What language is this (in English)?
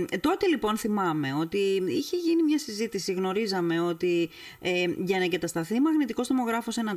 Greek